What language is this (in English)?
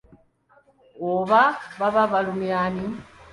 Ganda